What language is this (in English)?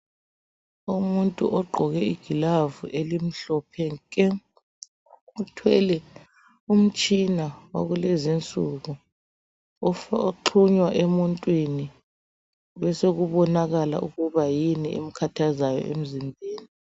North Ndebele